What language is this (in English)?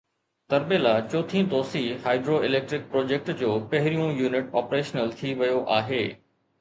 Sindhi